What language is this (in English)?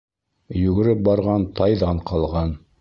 Bashkir